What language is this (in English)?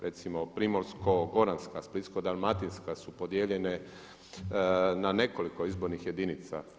Croatian